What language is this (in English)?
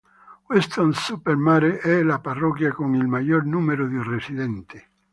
Italian